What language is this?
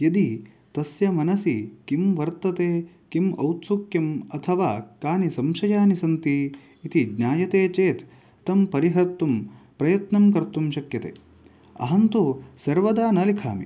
Sanskrit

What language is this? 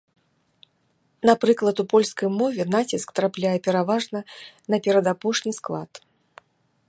Belarusian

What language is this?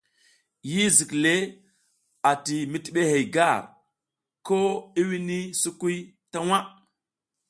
South Giziga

